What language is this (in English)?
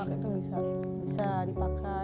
Indonesian